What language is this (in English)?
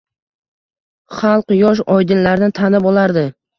Uzbek